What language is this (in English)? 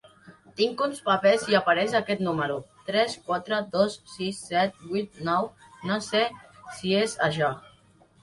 Catalan